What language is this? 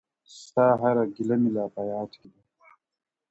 Pashto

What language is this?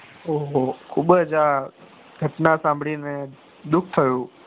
Gujarati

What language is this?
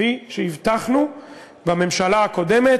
Hebrew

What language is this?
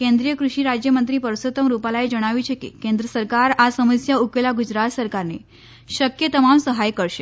Gujarati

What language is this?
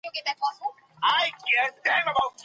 Pashto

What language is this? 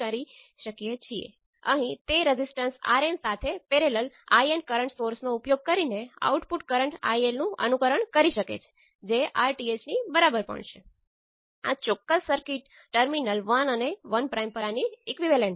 Gujarati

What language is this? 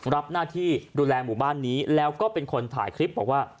Thai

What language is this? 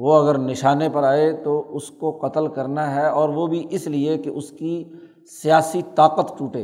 Urdu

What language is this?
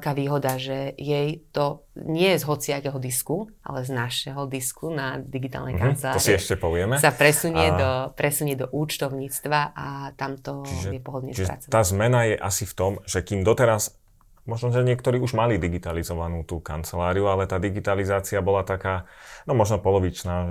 Slovak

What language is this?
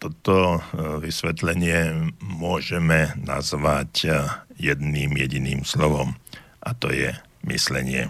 Slovak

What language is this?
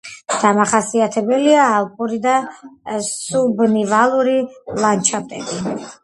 Georgian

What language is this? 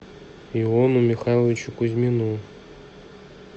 Russian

